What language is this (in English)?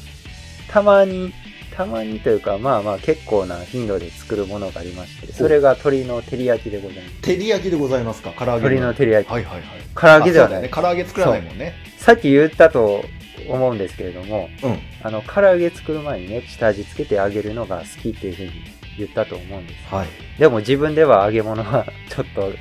Japanese